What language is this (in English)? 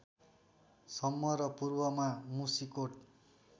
Nepali